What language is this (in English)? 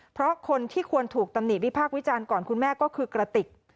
Thai